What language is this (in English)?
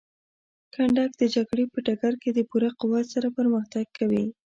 Pashto